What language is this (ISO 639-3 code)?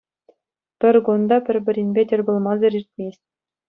chv